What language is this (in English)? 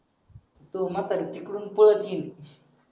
Marathi